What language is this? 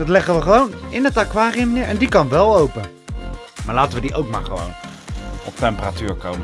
Dutch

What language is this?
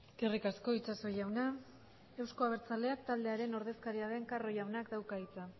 Basque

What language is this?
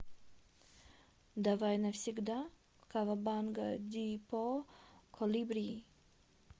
Russian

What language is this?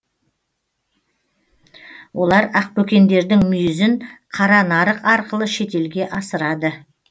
Kazakh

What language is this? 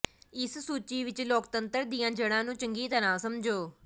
Punjabi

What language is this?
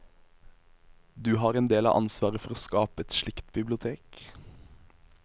Norwegian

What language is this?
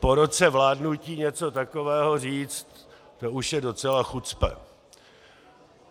Czech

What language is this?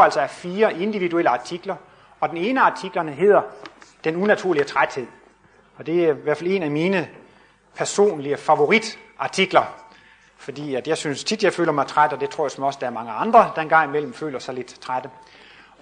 Danish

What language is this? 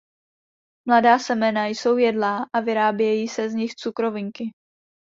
Czech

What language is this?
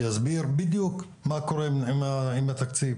Hebrew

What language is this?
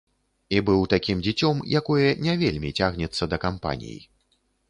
Belarusian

